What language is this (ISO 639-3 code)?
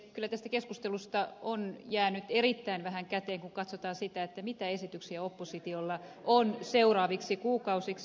fin